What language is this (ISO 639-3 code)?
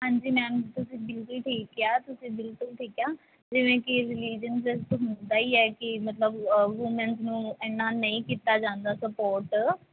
pan